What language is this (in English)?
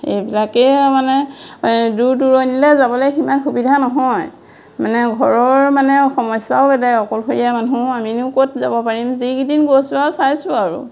Assamese